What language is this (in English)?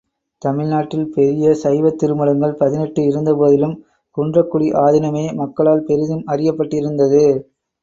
Tamil